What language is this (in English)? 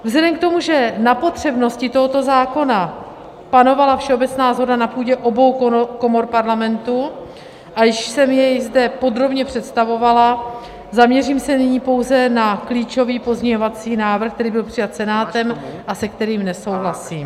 Czech